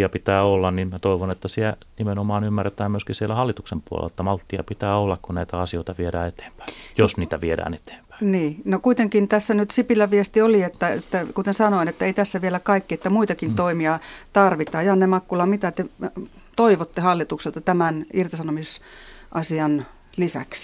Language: Finnish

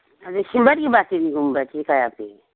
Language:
Manipuri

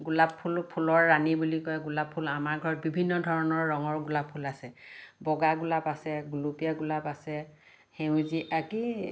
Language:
Assamese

